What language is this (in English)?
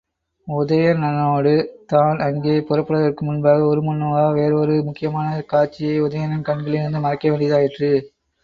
Tamil